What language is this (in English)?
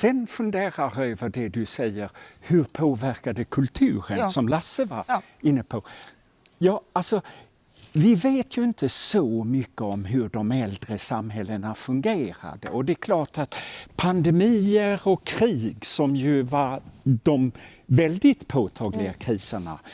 Swedish